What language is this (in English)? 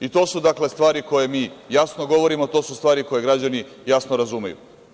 Serbian